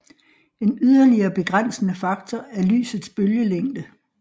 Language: Danish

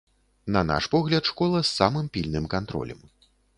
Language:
Belarusian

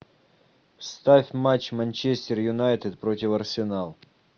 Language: Russian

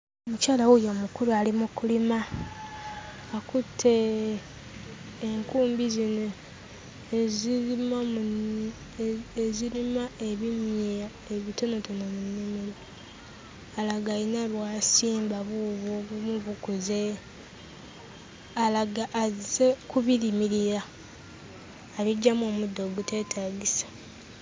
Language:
Ganda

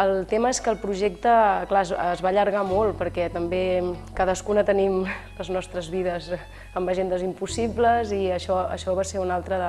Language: Catalan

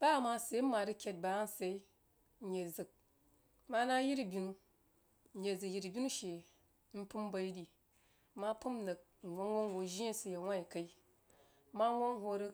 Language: Jiba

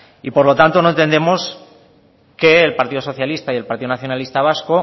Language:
Spanish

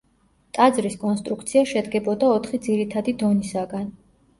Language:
Georgian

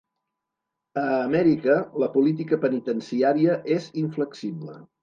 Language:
Catalan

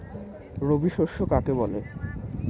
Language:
Bangla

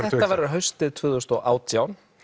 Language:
Icelandic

